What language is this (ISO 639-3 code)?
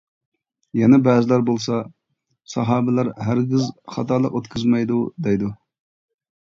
uig